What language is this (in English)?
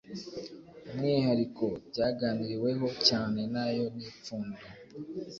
Kinyarwanda